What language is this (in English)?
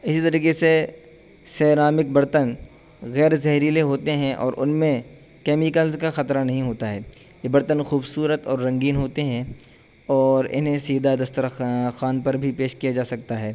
Urdu